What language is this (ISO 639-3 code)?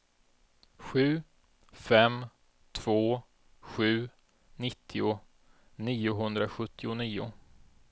swe